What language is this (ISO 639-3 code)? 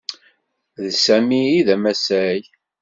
kab